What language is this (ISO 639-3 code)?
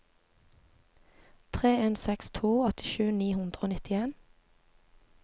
nor